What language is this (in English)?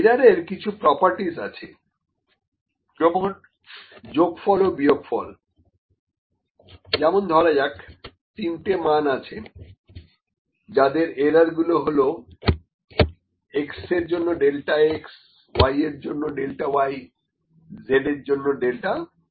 Bangla